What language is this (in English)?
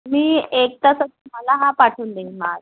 Marathi